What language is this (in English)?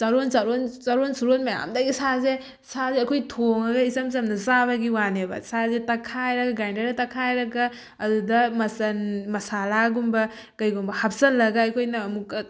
Manipuri